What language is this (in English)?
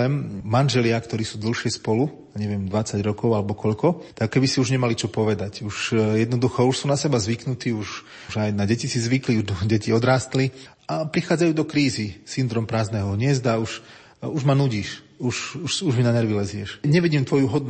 Slovak